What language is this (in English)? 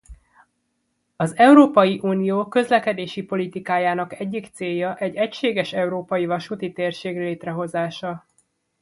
Hungarian